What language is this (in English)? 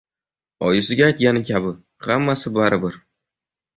Uzbek